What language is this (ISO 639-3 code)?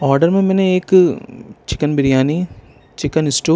urd